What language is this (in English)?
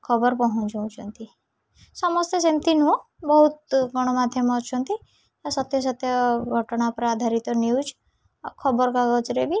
Odia